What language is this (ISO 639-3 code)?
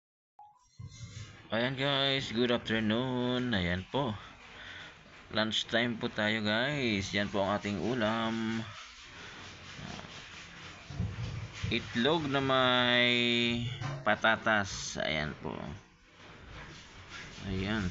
fil